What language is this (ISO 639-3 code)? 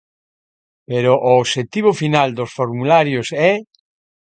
glg